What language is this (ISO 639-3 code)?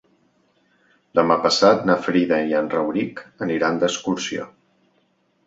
cat